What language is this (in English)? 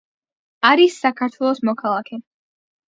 Georgian